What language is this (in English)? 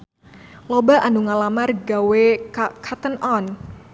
Sundanese